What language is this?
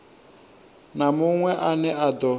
Venda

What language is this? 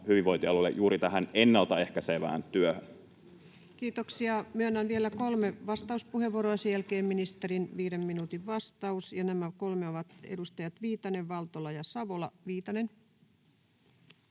Finnish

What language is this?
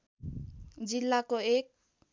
Nepali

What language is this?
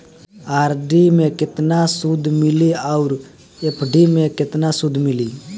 Bhojpuri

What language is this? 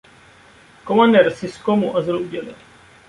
Czech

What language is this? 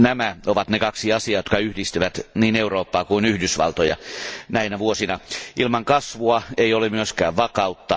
Finnish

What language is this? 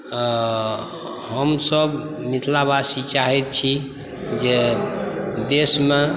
Maithili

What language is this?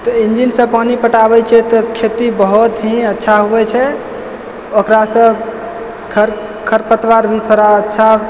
Maithili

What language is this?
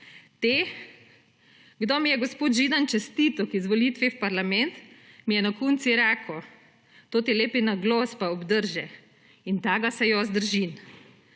Slovenian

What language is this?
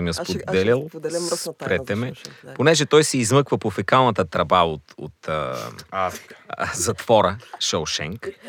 Bulgarian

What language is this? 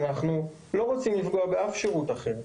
Hebrew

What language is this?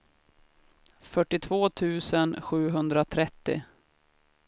Swedish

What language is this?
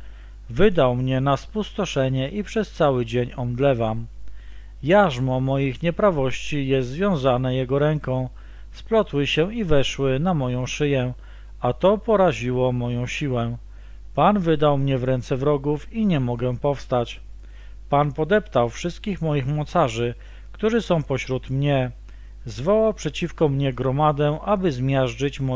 Polish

